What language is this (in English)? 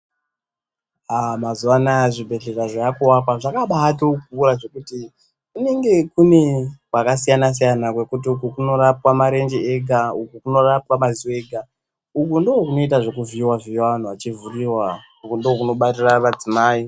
Ndau